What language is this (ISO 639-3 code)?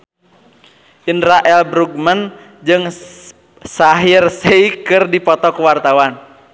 sun